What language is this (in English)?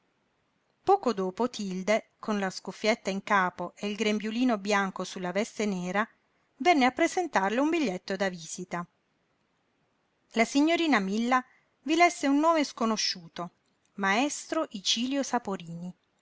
Italian